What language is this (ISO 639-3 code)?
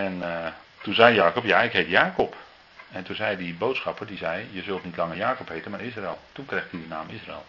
nld